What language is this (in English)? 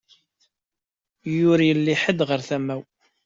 Kabyle